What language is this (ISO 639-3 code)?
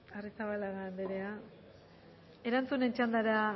eus